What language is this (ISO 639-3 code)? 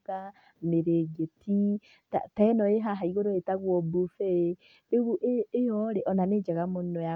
kik